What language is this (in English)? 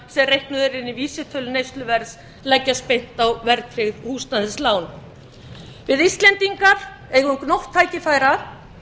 Icelandic